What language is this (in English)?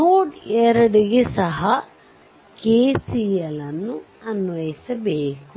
Kannada